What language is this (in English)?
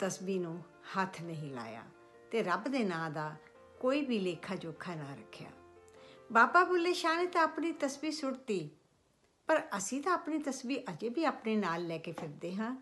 Hindi